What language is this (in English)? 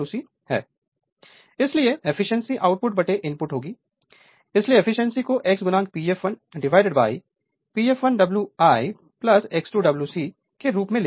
Hindi